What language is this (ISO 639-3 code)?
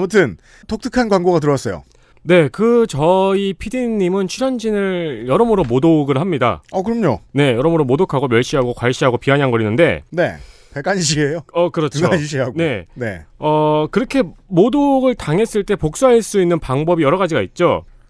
kor